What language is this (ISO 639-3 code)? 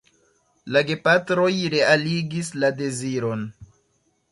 epo